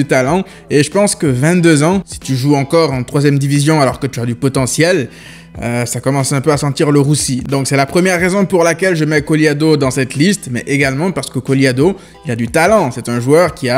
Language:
French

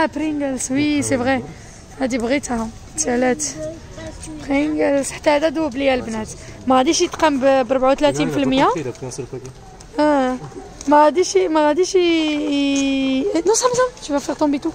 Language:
Arabic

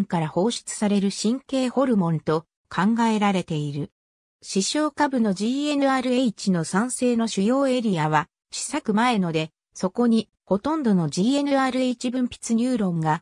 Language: Japanese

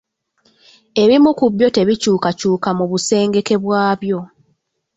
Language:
Ganda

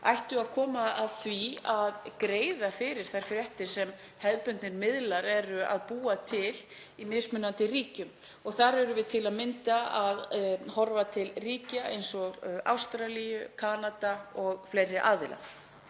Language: Icelandic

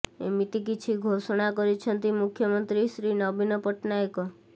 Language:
Odia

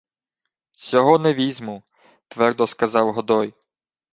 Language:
Ukrainian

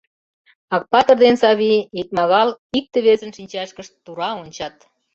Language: Mari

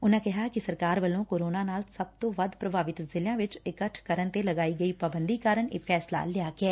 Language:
Punjabi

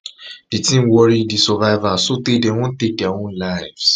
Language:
Nigerian Pidgin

